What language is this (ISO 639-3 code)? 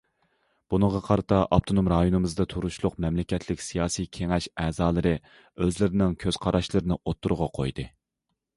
uig